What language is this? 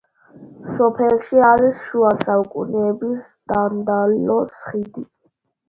Georgian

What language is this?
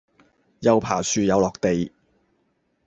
Cantonese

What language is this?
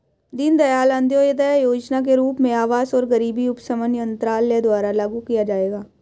Hindi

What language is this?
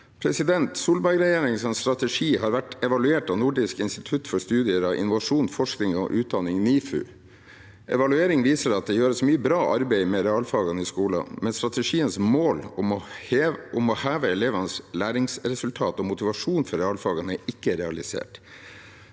Norwegian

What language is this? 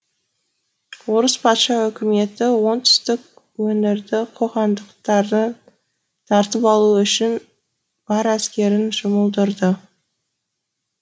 Kazakh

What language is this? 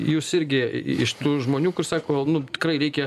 Lithuanian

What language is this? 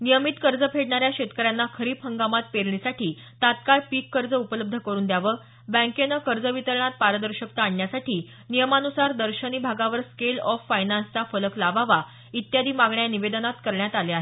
Marathi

